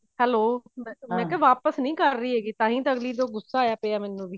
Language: Punjabi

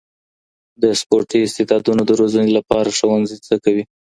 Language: Pashto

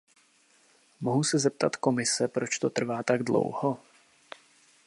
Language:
Czech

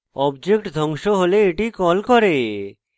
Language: Bangla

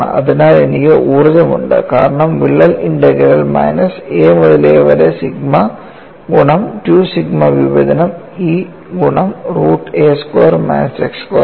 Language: Malayalam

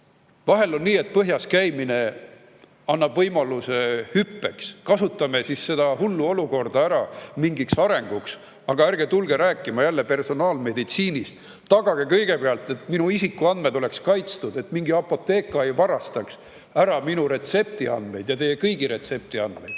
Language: Estonian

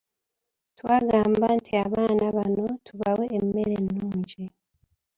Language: Ganda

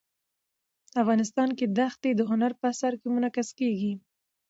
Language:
Pashto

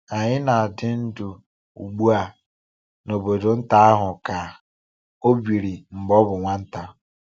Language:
Igbo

